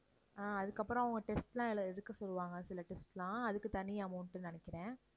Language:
Tamil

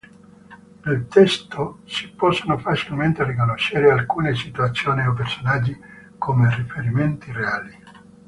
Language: Italian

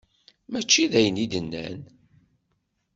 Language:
Kabyle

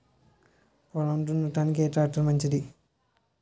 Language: Telugu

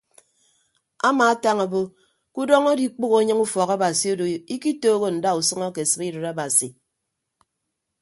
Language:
Ibibio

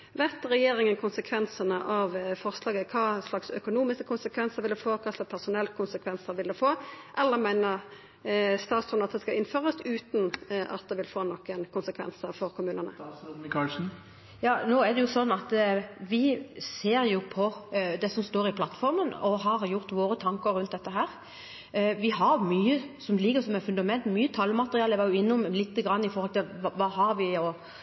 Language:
Norwegian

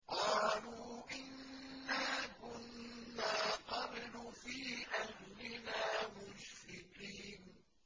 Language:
Arabic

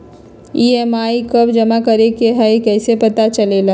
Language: Magahi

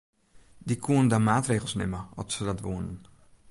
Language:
Western Frisian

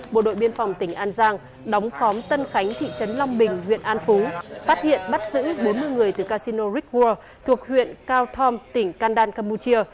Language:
Vietnamese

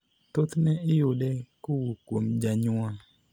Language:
Luo (Kenya and Tanzania)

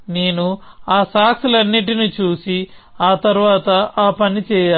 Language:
Telugu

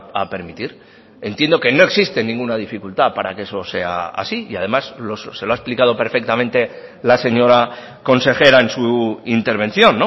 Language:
Spanish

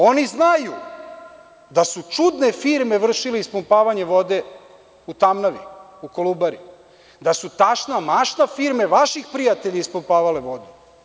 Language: Serbian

